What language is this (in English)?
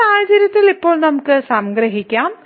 Malayalam